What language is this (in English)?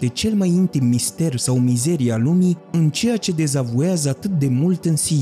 Romanian